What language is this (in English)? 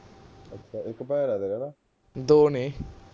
Punjabi